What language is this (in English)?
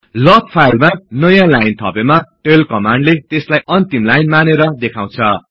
Nepali